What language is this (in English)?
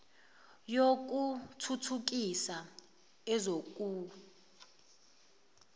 Zulu